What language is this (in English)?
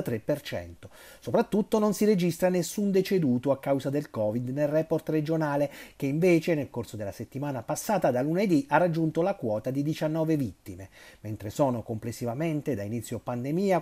Italian